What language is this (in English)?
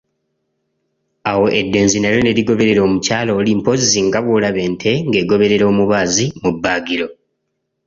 Ganda